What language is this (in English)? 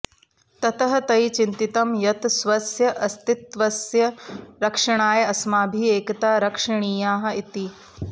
Sanskrit